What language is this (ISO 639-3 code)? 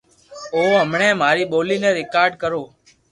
lrk